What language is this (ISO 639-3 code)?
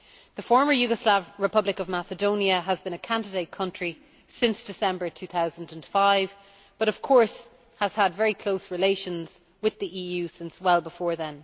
eng